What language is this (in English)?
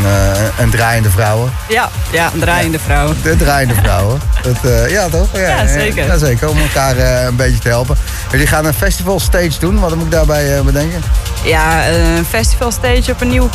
Dutch